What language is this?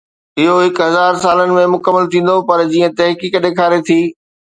Sindhi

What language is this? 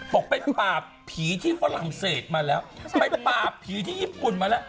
Thai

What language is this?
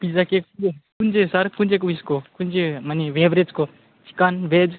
Nepali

